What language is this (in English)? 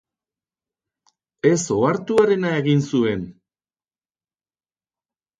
Basque